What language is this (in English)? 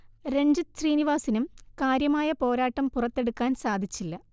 Malayalam